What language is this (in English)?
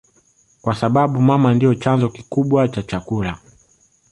Swahili